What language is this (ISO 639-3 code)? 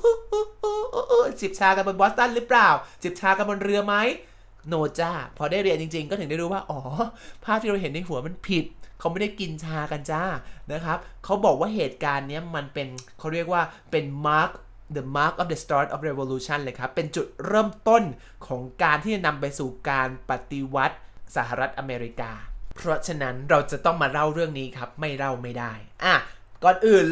tha